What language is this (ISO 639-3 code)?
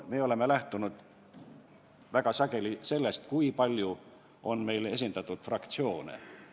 est